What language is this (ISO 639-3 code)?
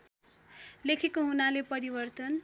nep